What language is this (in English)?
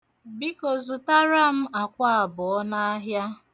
Igbo